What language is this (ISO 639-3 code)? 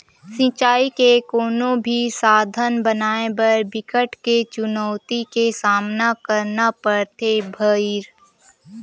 hne